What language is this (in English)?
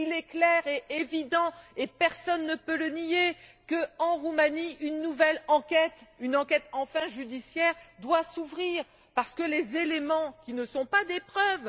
French